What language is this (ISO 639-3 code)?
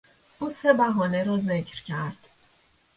fas